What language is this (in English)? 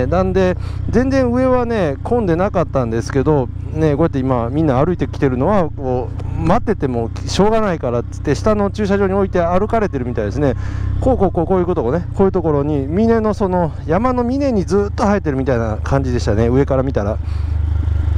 Japanese